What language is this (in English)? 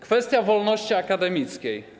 Polish